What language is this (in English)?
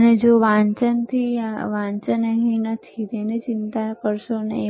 Gujarati